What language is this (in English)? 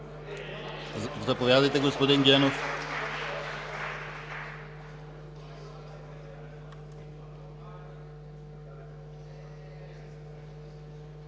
Bulgarian